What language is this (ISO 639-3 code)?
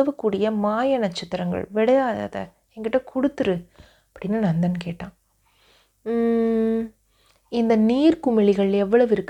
tam